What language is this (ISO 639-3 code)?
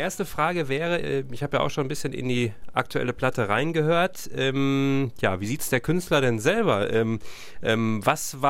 deu